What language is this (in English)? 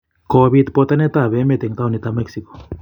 Kalenjin